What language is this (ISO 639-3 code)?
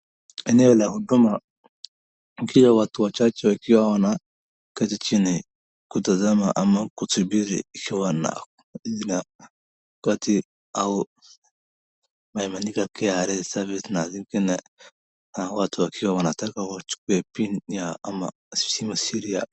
swa